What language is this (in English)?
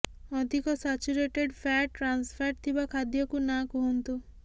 Odia